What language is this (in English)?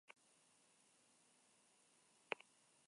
Basque